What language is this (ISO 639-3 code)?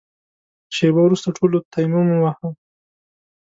pus